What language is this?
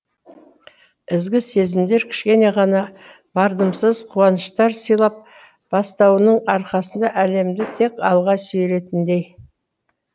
Kazakh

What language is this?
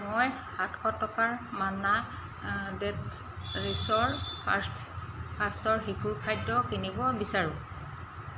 Assamese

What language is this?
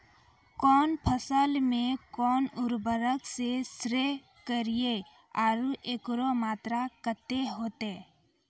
Maithili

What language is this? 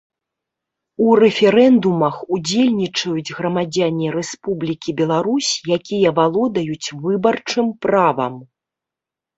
Belarusian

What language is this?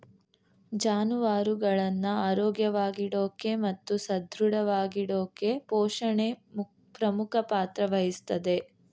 Kannada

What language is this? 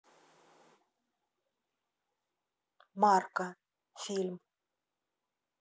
Russian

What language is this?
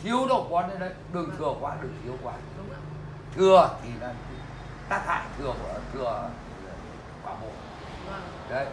Vietnamese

